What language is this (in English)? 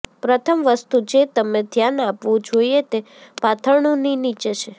Gujarati